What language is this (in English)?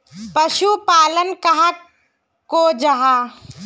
Magahi